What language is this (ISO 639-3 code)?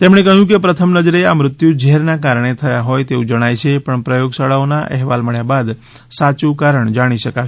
guj